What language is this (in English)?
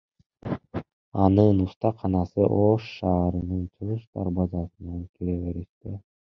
Kyrgyz